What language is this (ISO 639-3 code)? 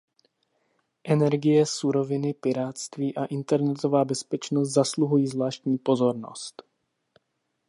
ces